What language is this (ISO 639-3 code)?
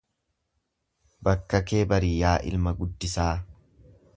orm